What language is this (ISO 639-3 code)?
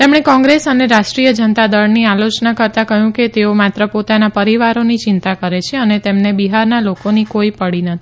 guj